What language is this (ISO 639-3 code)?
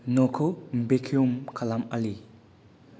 brx